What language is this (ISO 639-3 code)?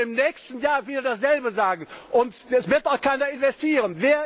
deu